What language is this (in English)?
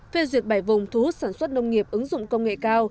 Vietnamese